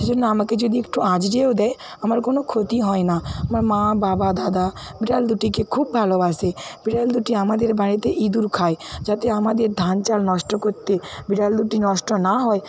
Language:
Bangla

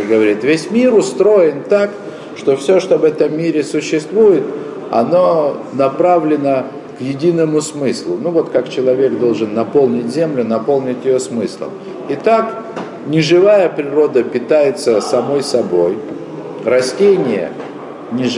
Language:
Russian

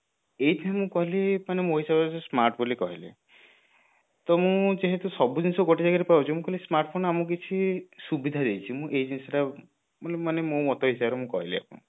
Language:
Odia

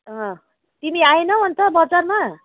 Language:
Nepali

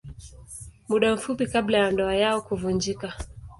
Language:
Swahili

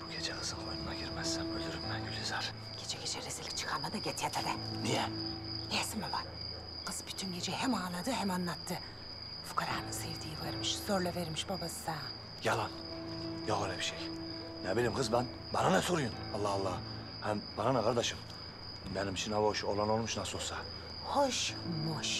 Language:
Turkish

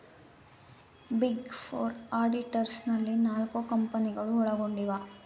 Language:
Kannada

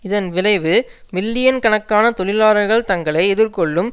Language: Tamil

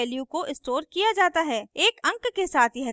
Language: Hindi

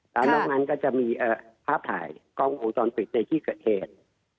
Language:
Thai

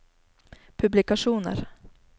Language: Norwegian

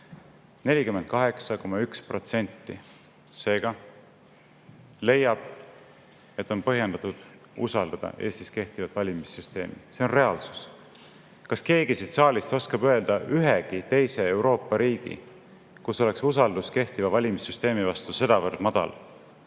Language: Estonian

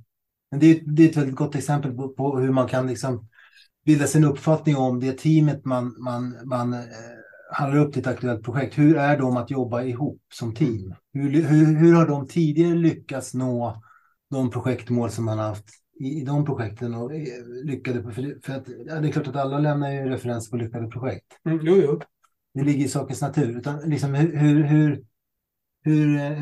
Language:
Swedish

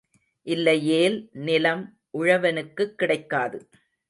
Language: Tamil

